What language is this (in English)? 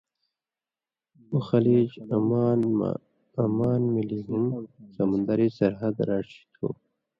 Indus Kohistani